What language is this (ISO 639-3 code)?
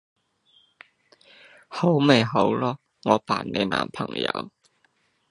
yue